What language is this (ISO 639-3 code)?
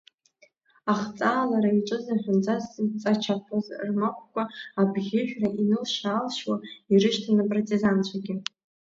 abk